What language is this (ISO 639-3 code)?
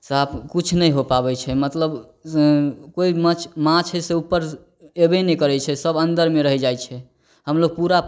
mai